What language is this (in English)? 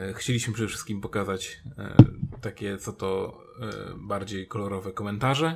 Polish